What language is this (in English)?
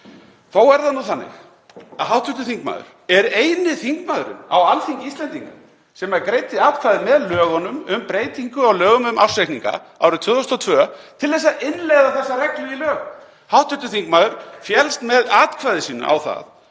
Icelandic